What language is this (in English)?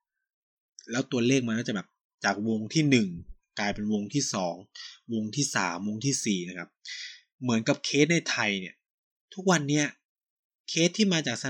Thai